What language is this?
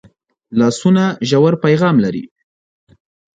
Pashto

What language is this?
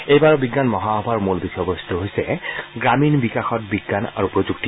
Assamese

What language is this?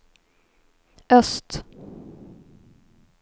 Swedish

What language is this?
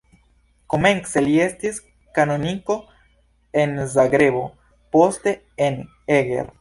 Esperanto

